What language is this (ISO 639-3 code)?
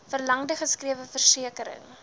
afr